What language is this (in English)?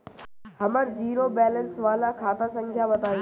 Bhojpuri